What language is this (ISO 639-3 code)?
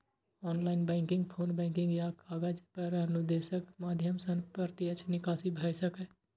mai